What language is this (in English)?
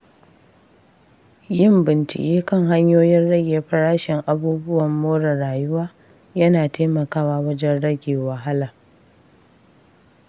Hausa